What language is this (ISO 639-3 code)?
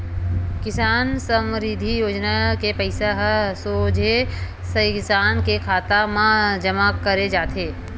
hne